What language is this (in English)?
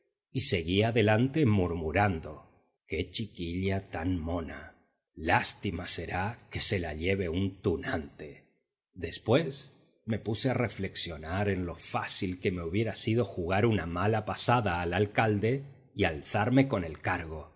Spanish